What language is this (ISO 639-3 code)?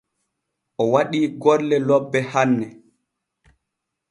fue